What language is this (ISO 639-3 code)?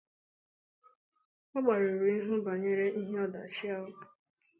ibo